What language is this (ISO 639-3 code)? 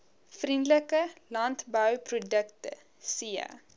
afr